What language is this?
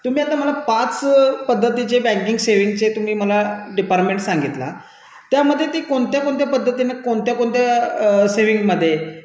Marathi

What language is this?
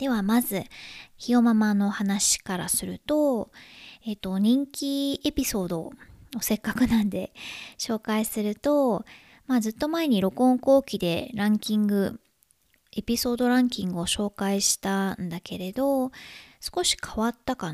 Japanese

